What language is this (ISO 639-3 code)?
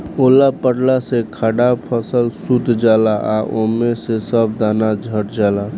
bho